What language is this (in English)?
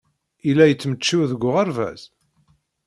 Kabyle